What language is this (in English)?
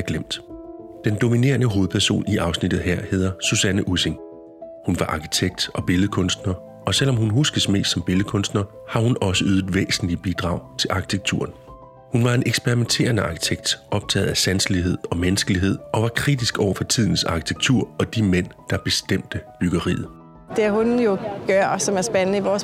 Danish